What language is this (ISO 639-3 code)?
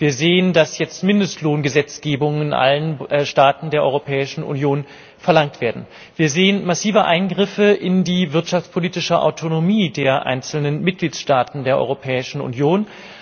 deu